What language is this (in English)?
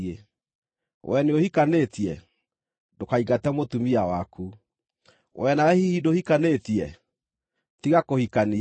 Kikuyu